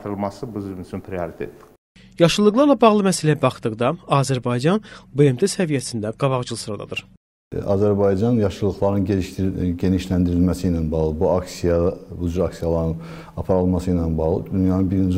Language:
Turkish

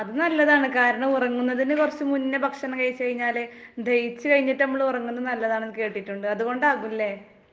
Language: Malayalam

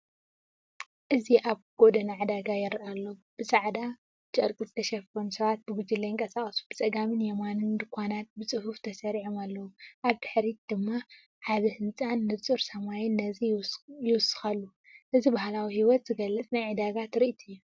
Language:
Tigrinya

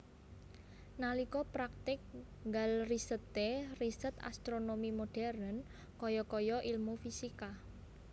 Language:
Javanese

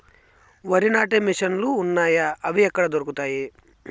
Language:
Telugu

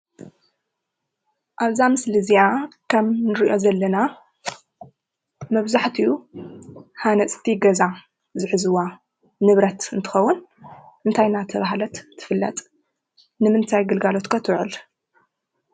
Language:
Tigrinya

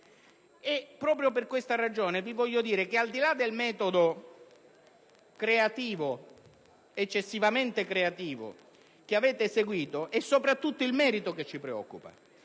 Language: Italian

